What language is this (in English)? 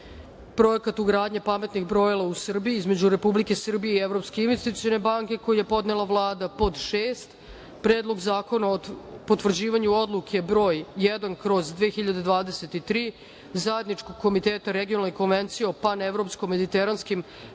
Serbian